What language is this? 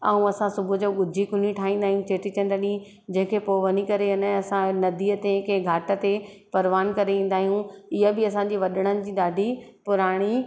Sindhi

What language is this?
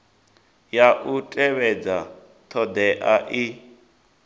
Venda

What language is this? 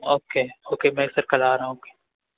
Urdu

